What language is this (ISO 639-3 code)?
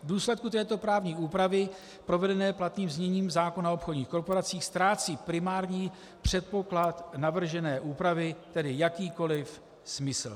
ces